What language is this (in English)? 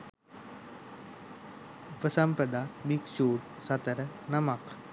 Sinhala